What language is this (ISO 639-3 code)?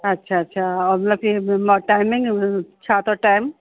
snd